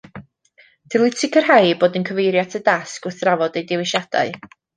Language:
Welsh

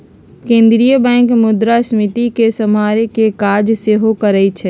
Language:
Magahi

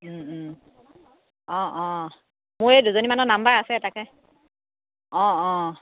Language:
Assamese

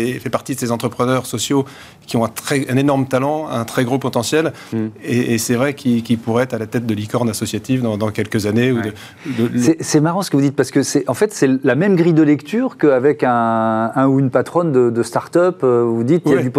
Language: French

